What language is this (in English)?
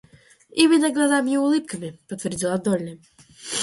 Russian